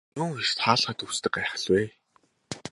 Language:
Mongolian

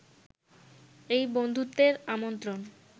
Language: Bangla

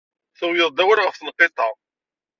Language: Kabyle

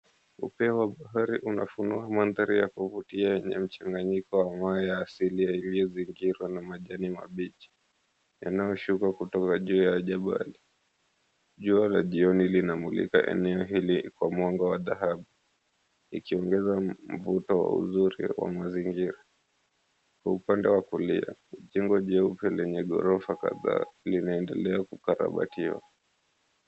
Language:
Swahili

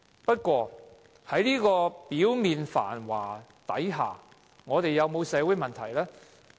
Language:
Cantonese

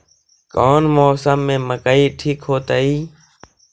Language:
Magahi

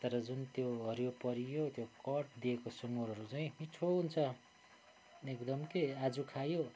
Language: Nepali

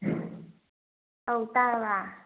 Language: Manipuri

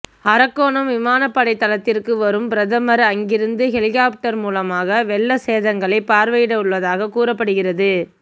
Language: Tamil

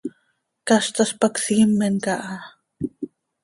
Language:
Seri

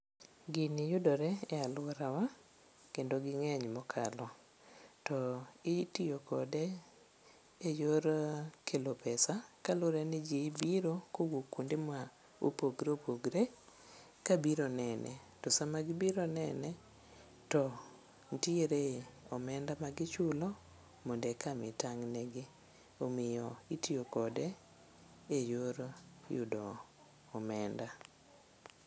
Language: Luo (Kenya and Tanzania)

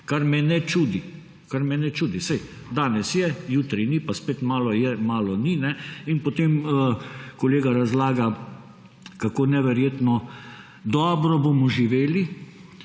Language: Slovenian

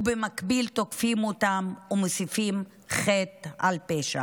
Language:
Hebrew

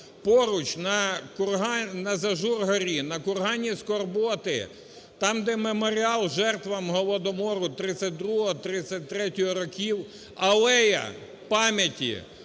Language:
Ukrainian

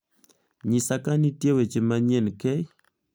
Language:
Luo (Kenya and Tanzania)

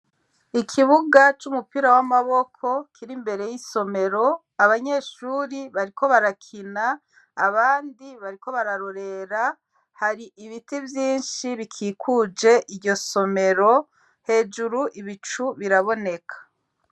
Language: Rundi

